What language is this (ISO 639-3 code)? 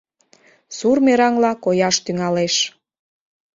chm